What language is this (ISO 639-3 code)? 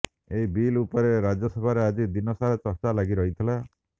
ori